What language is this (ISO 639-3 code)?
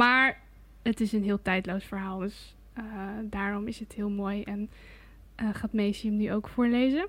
nld